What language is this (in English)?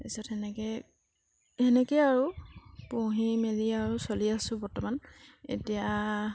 Assamese